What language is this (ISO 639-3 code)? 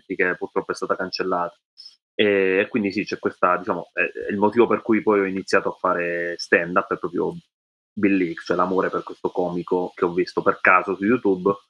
ita